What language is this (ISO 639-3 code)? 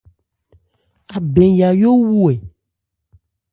ebr